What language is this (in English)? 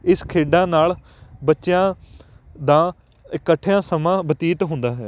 Punjabi